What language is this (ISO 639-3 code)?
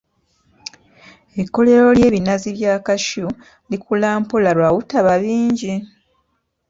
lug